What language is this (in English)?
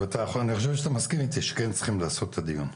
Hebrew